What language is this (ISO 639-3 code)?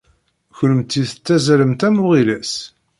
kab